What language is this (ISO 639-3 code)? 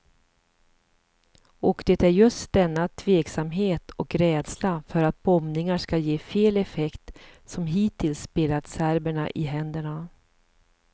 swe